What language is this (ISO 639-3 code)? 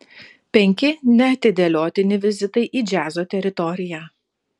lit